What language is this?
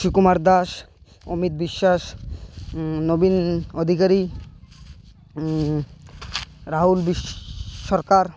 Odia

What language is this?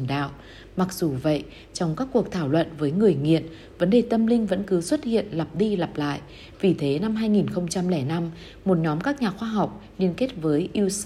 Vietnamese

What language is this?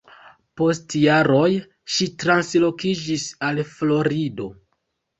Esperanto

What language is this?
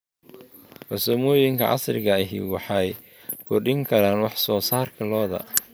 Somali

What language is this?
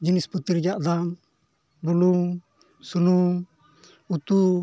Santali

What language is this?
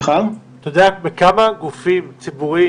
Hebrew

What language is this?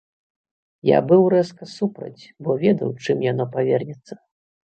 Belarusian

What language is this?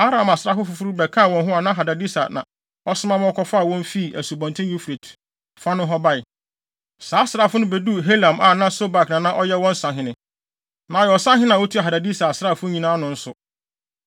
Akan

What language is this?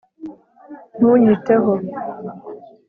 Kinyarwanda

